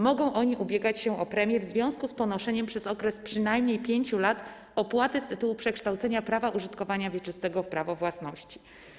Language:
Polish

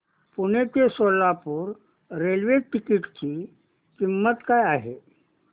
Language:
Marathi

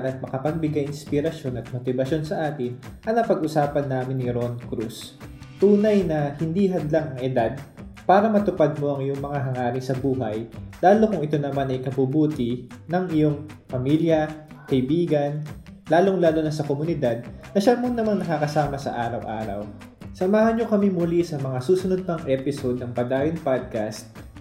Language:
Filipino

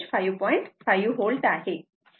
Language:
Marathi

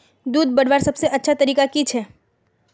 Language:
Magahi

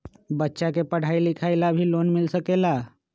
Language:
Magahi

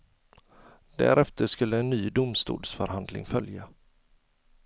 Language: Swedish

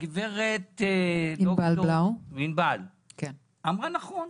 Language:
Hebrew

